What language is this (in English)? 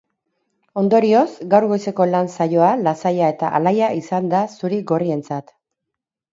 Basque